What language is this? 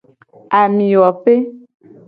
Gen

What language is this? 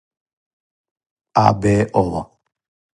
Serbian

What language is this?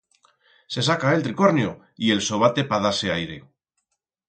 Aragonese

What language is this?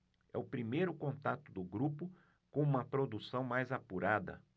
Portuguese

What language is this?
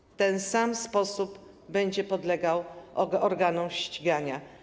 Polish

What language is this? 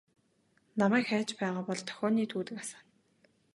Mongolian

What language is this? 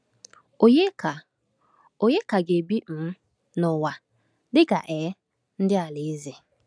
Igbo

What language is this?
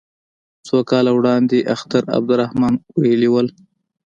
Pashto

